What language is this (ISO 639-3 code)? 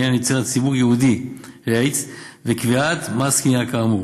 heb